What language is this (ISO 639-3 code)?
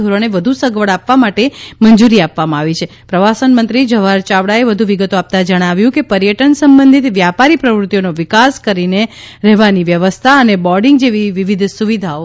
guj